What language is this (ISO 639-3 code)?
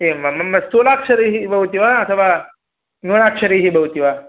san